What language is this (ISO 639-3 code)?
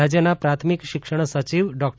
guj